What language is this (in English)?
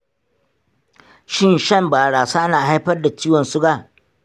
Hausa